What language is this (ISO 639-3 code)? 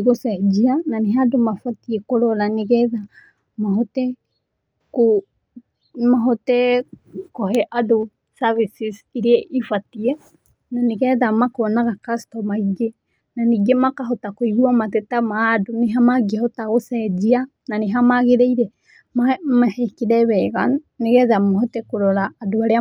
kik